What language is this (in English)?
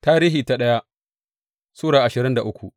Hausa